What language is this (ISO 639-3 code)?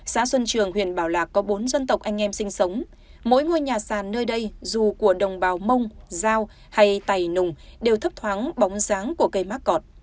vie